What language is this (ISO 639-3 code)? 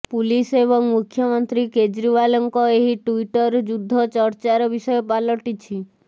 ori